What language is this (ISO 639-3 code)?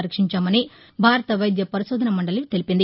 tel